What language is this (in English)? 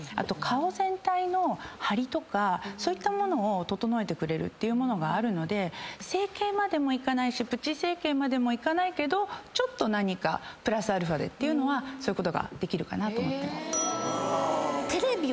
Japanese